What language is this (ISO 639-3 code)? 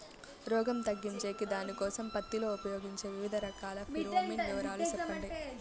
tel